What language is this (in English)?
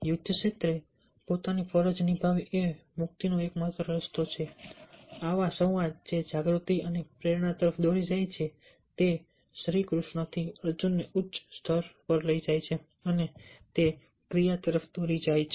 Gujarati